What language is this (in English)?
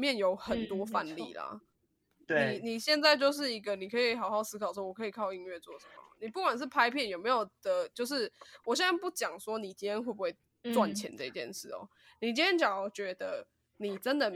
Chinese